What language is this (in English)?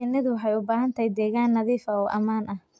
Somali